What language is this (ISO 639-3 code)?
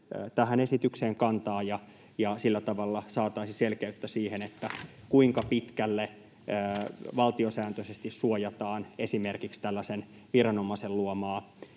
fin